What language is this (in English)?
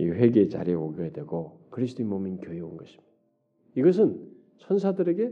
Korean